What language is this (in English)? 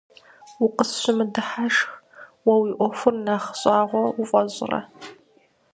Kabardian